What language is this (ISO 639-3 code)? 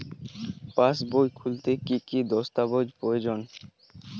ben